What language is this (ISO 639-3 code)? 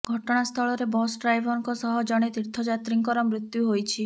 ori